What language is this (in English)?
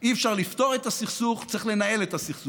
Hebrew